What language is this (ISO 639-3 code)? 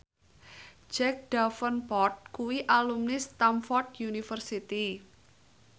jav